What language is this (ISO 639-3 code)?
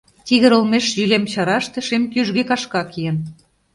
chm